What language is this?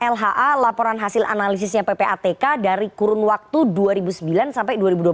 Indonesian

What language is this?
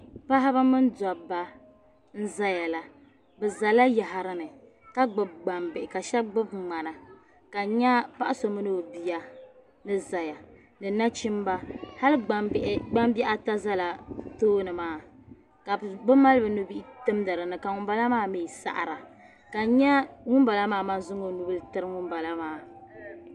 Dagbani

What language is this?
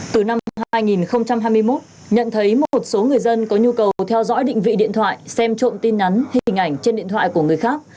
Vietnamese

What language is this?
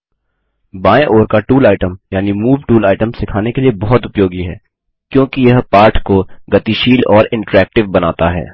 Hindi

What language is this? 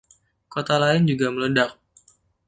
Indonesian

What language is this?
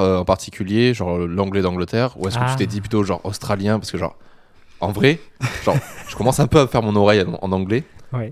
French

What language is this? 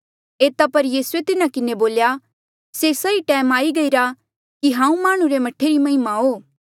Mandeali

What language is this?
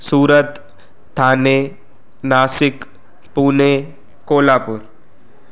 Sindhi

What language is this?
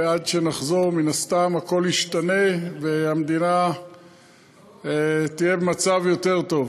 Hebrew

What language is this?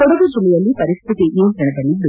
Kannada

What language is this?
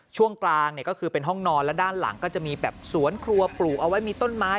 Thai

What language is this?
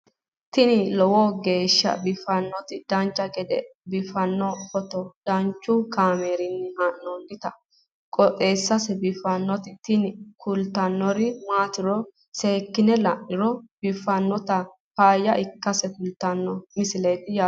Sidamo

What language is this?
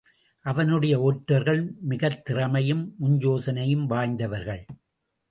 Tamil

